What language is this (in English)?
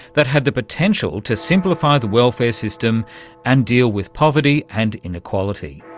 English